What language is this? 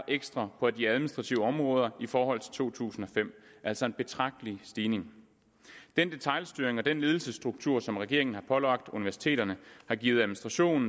Danish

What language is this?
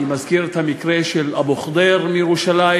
Hebrew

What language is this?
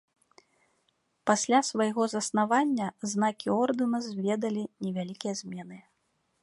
Belarusian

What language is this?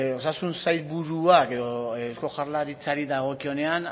Basque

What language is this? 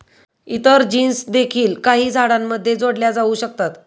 Marathi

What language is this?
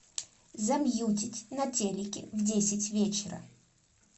Russian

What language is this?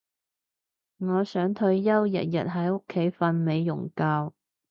Cantonese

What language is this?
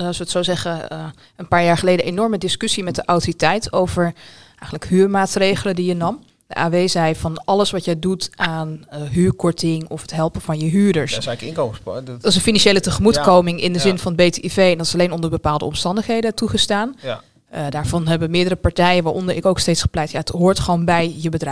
Dutch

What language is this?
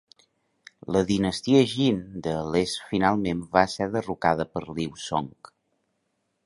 Catalan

